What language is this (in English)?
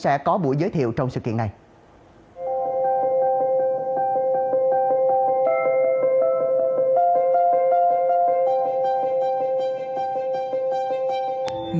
Vietnamese